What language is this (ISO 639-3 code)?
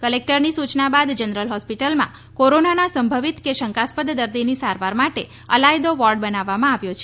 guj